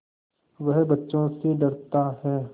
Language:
Hindi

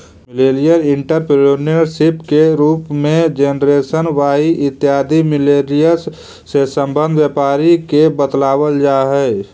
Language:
Magahi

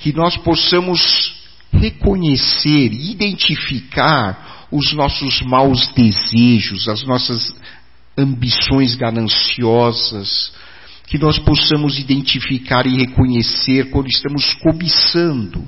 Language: Portuguese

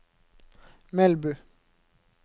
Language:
Norwegian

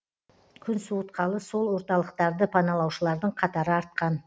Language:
Kazakh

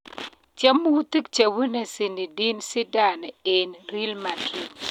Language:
Kalenjin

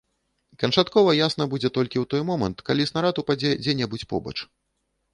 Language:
Belarusian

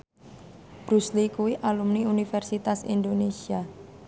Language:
Javanese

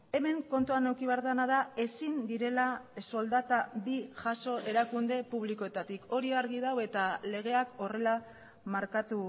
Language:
Basque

